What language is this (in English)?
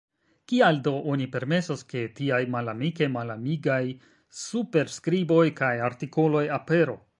Esperanto